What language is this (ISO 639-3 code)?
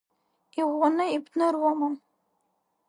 abk